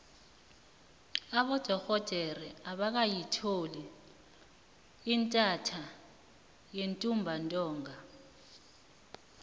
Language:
South Ndebele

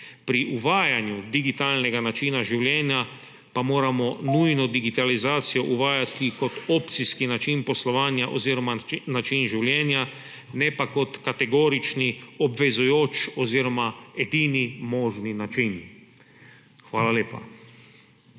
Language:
Slovenian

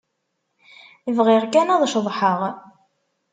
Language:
Kabyle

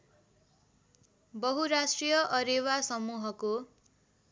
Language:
Nepali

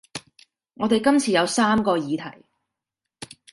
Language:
Cantonese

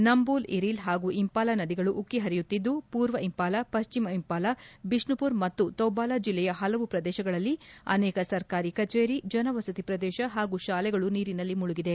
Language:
Kannada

